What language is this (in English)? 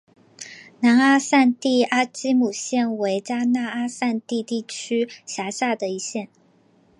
Chinese